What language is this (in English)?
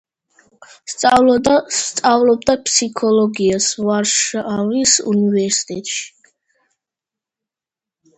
Georgian